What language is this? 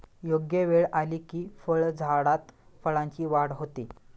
Marathi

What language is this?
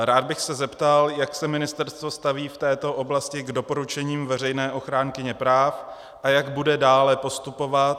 Czech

